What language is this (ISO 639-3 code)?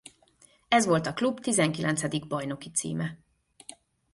hun